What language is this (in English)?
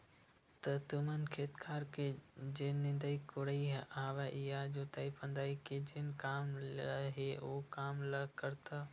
Chhattisgarhi